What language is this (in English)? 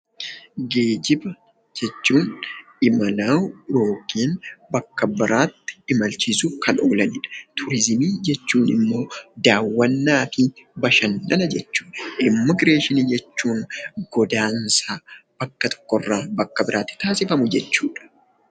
Oromo